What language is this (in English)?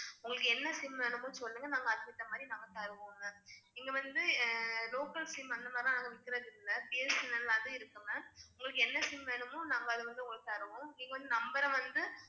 Tamil